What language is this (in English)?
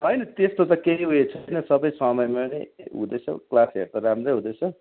Nepali